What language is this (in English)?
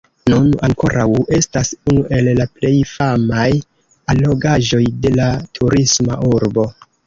Esperanto